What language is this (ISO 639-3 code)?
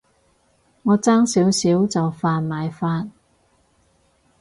yue